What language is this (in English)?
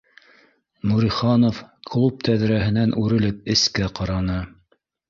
Bashkir